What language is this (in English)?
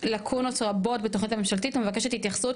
Hebrew